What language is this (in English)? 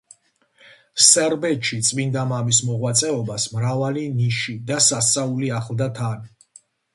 Georgian